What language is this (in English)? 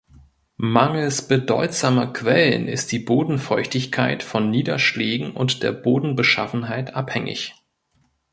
German